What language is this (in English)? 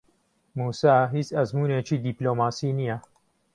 Central Kurdish